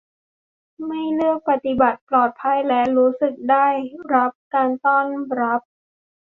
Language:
Thai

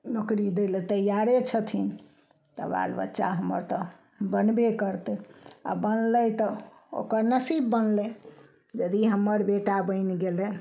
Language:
Maithili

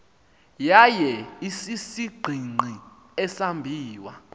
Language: Xhosa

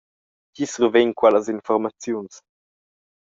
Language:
Romansh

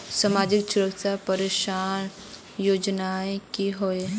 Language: Magahi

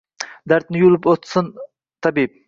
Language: Uzbek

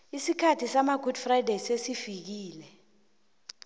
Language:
South Ndebele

